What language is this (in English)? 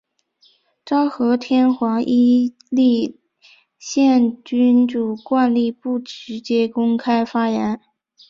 Chinese